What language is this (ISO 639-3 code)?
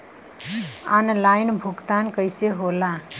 bho